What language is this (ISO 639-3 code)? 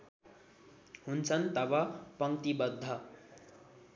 nep